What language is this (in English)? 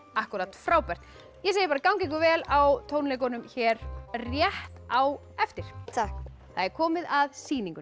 Icelandic